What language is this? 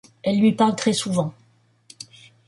French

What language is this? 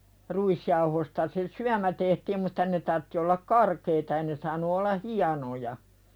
Finnish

